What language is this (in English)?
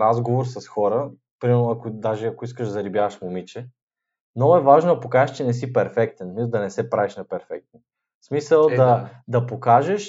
Bulgarian